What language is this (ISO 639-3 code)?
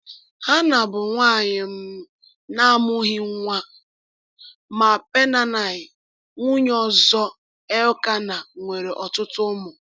ibo